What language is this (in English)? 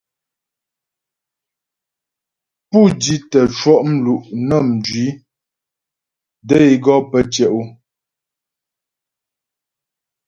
Ghomala